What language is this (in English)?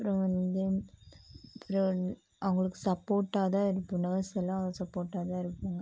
Tamil